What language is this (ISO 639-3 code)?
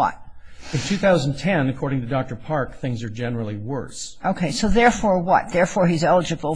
eng